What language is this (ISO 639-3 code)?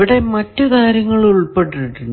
mal